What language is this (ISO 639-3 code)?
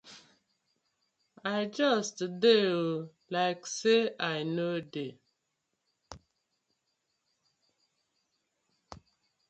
pcm